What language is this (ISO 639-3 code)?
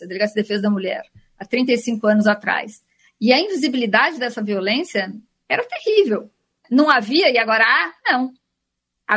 por